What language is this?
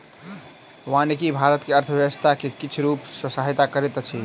Maithili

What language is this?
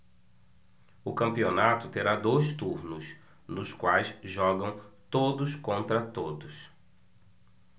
Portuguese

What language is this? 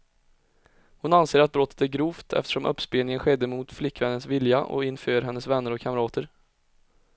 Swedish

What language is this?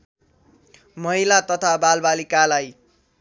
Nepali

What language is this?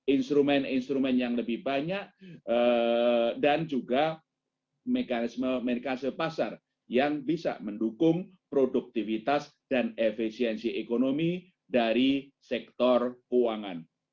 Indonesian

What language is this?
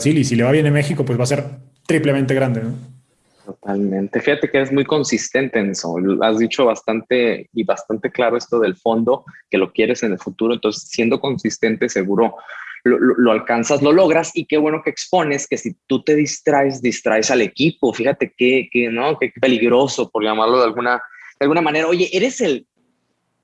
Spanish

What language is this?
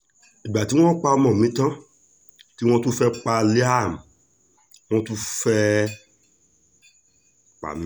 Yoruba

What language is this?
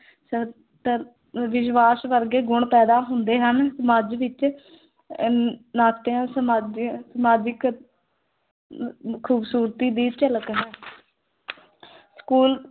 Punjabi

